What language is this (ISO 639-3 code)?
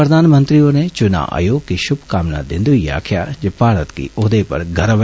doi